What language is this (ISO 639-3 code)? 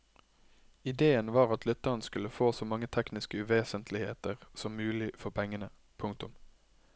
nor